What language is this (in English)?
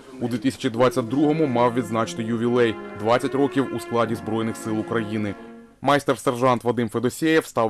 Ukrainian